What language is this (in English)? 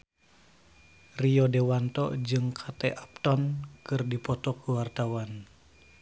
Sundanese